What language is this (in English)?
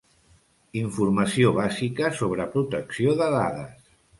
Catalan